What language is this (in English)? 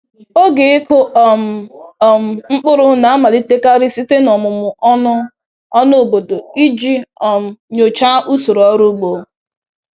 Igbo